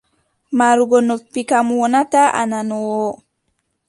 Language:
Adamawa Fulfulde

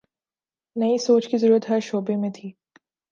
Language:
Urdu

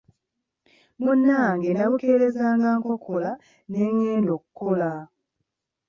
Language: Ganda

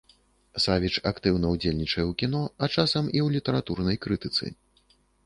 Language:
Belarusian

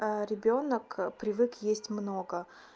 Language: Russian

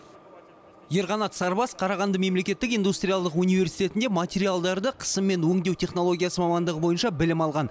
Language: Kazakh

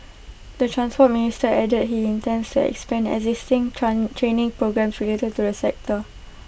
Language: English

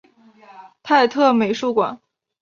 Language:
Chinese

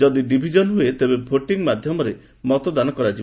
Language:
Odia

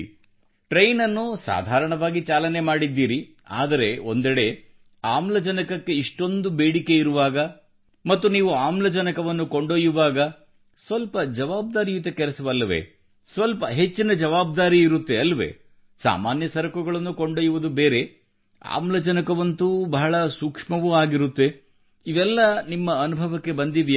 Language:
Kannada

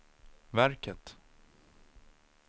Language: Swedish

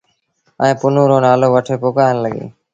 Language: Sindhi Bhil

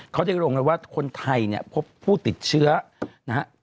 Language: Thai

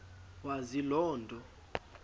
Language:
Xhosa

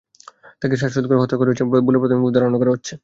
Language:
Bangla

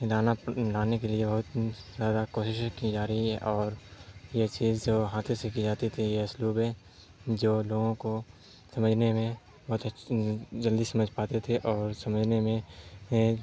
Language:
Urdu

